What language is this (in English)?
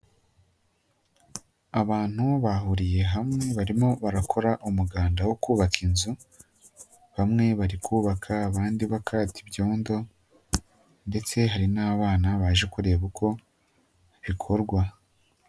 Kinyarwanda